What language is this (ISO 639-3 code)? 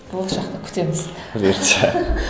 kaz